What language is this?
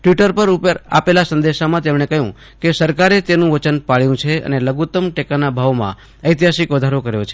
Gujarati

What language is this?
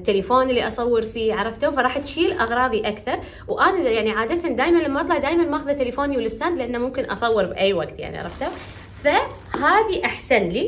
Arabic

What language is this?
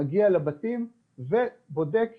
Hebrew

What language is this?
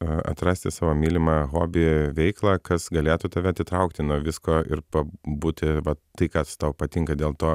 Lithuanian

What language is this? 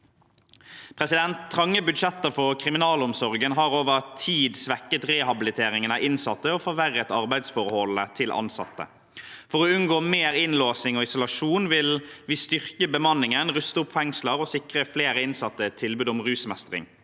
Norwegian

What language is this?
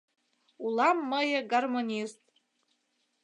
Mari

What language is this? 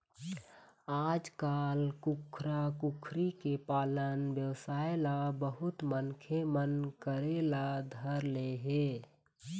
Chhattisgarhi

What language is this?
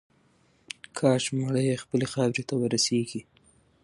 Pashto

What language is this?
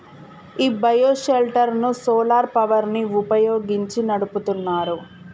Telugu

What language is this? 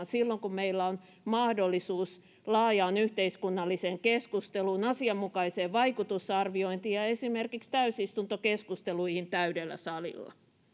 Finnish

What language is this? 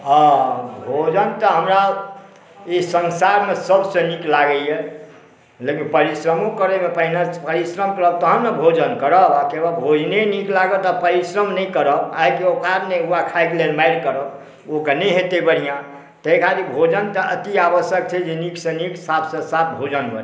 Maithili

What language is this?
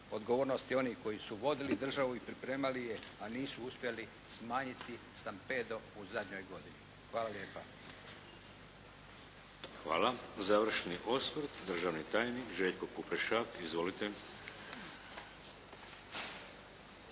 Croatian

